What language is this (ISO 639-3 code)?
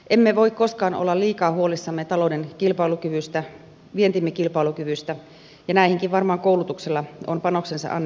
fin